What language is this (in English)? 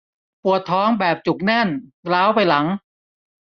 Thai